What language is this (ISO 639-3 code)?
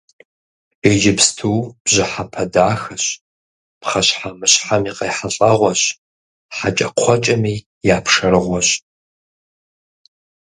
kbd